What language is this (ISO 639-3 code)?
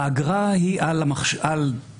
heb